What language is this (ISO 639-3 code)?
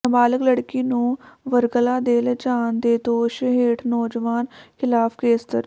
pan